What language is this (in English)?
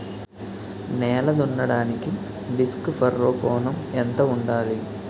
Telugu